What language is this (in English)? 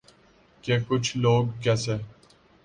Urdu